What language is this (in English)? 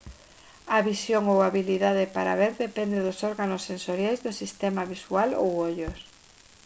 Galician